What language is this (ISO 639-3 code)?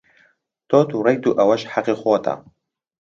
ckb